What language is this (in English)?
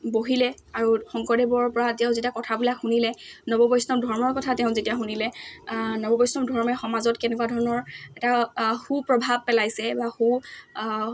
Assamese